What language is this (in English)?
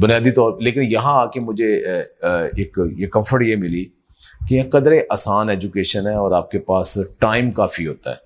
Urdu